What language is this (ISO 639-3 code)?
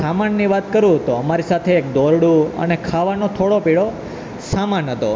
guj